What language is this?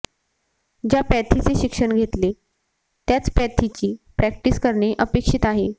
Marathi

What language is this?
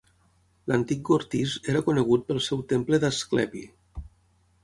Catalan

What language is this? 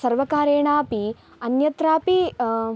Sanskrit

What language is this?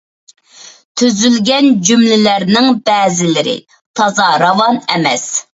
Uyghur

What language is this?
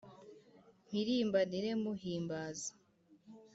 Kinyarwanda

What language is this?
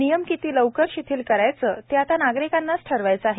Marathi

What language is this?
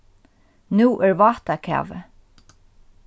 Faroese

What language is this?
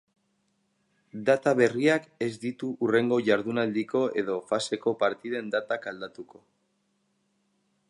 Basque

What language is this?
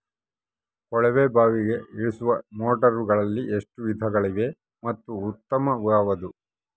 Kannada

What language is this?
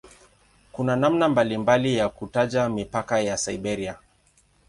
Swahili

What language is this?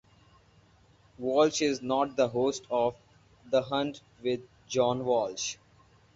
English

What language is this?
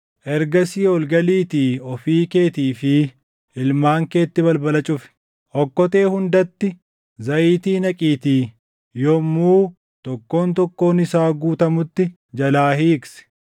Oromo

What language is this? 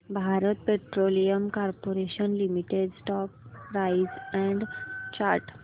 Marathi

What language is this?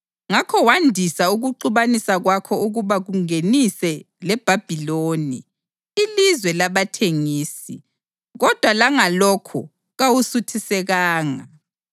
North Ndebele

